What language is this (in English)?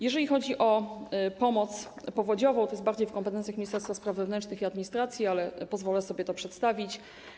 Polish